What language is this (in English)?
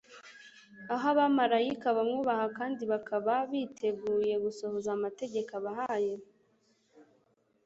Kinyarwanda